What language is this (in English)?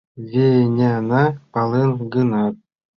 Mari